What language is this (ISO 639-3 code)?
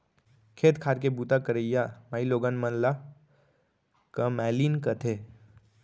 hne